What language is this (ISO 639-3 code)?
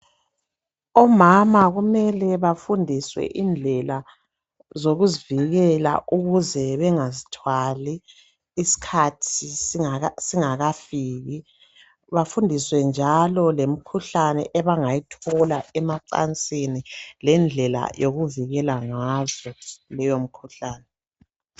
nde